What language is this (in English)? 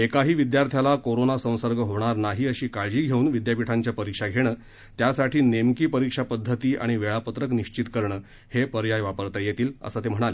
Marathi